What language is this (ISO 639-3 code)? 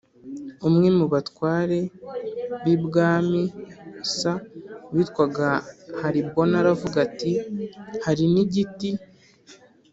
kin